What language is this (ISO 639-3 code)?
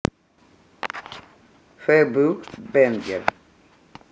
rus